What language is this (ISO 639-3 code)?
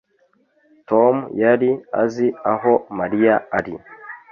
kin